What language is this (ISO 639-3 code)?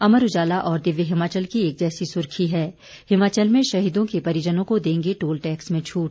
hin